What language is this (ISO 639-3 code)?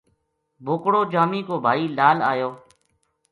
gju